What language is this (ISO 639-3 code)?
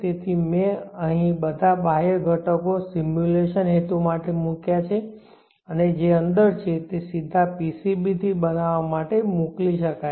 guj